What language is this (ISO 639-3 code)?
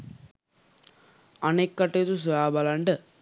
sin